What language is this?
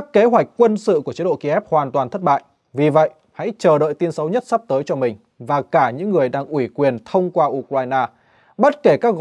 Vietnamese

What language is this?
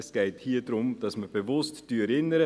Swiss German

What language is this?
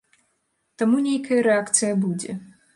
Belarusian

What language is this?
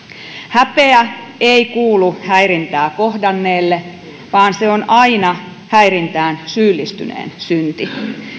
Finnish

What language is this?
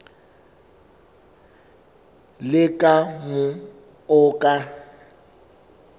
Southern Sotho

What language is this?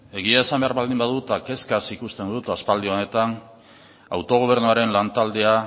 Basque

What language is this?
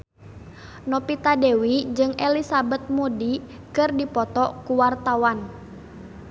Sundanese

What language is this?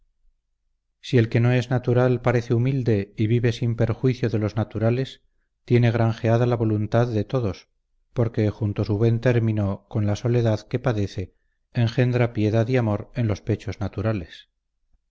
Spanish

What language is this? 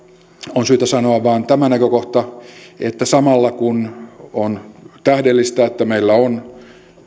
Finnish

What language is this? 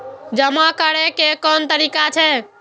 Maithili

